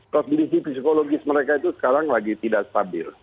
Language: Indonesian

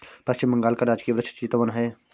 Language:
Hindi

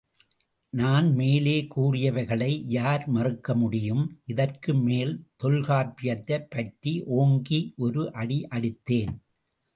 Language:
Tamil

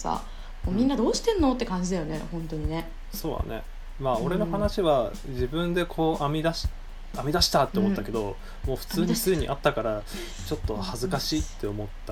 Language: Japanese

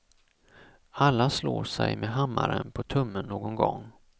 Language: Swedish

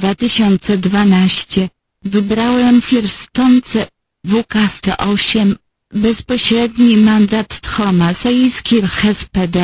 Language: Polish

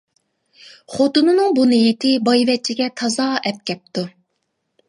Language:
Uyghur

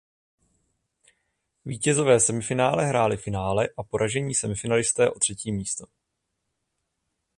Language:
Czech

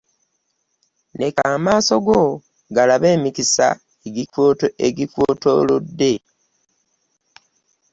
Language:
Ganda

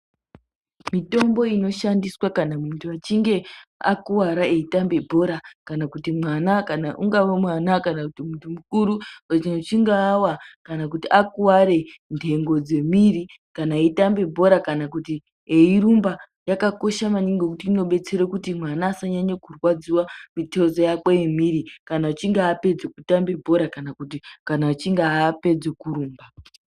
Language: Ndau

